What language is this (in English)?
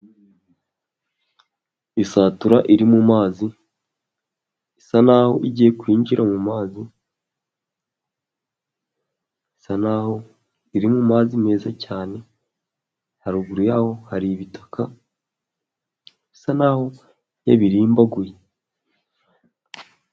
Kinyarwanda